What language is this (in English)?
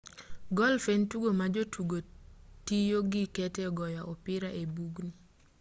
Luo (Kenya and Tanzania)